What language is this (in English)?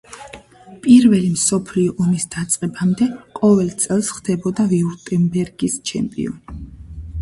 Georgian